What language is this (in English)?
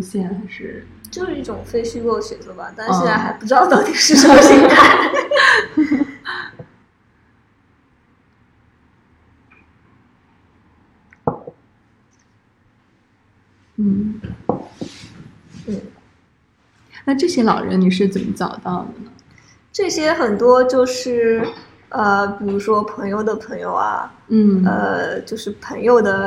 Chinese